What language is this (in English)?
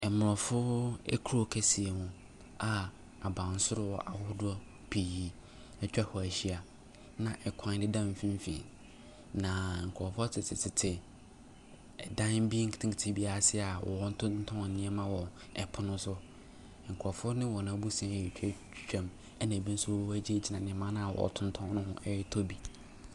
Akan